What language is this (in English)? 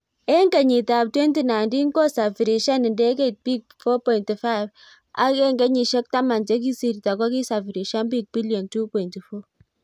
Kalenjin